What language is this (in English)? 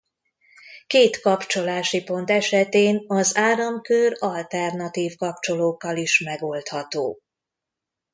Hungarian